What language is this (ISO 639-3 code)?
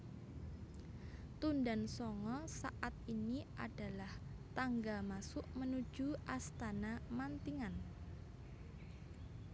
jav